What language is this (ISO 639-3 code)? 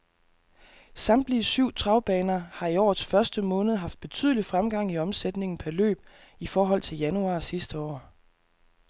dan